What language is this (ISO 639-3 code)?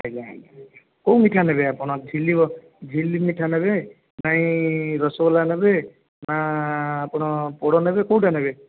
ori